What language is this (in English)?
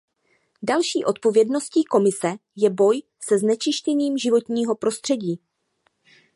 Czech